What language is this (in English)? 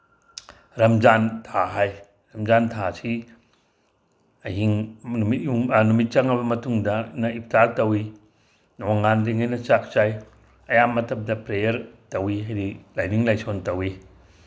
Manipuri